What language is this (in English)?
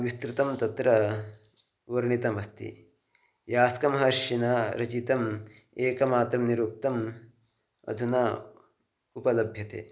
Sanskrit